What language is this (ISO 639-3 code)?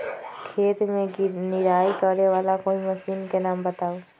mag